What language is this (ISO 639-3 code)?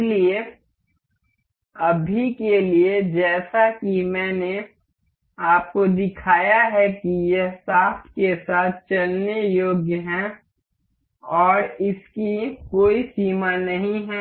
hin